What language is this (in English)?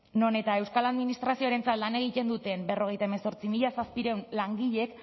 Basque